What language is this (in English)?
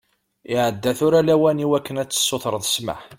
Kabyle